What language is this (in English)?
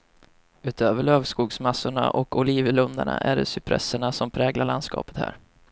Swedish